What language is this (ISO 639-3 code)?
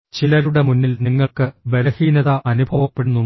mal